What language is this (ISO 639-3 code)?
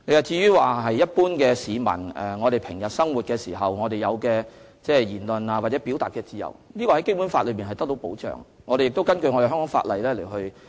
yue